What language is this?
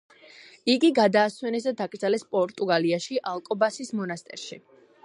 Georgian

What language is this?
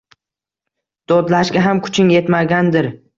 Uzbek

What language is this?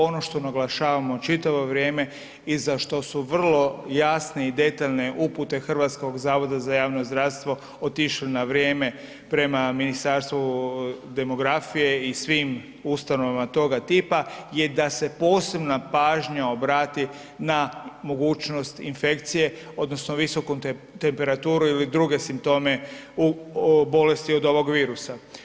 Croatian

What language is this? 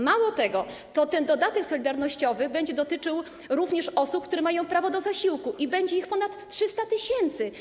Polish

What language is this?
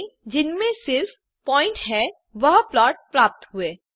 Hindi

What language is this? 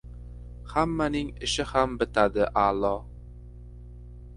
Uzbek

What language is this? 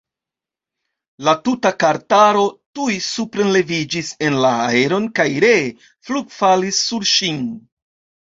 Esperanto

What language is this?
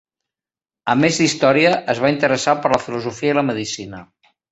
Catalan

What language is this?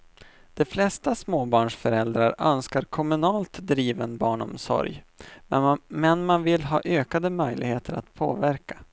Swedish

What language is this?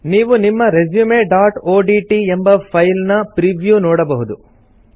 Kannada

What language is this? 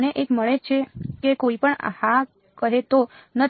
Gujarati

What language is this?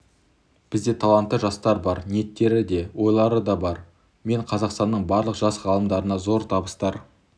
Kazakh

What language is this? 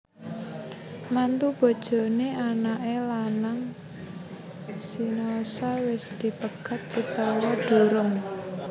Javanese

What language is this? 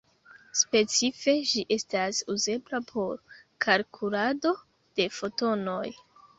Esperanto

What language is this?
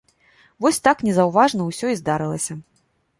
Belarusian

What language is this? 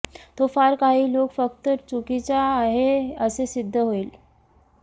Marathi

